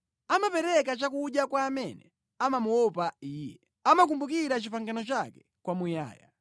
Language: Nyanja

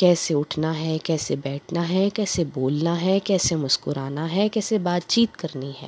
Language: Urdu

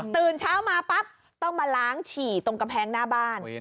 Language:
Thai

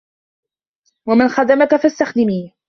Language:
Arabic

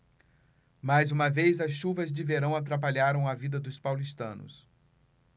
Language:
Portuguese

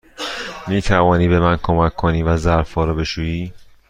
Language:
Persian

